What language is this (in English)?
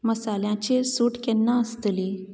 Konkani